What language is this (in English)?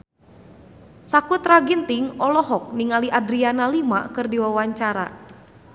Sundanese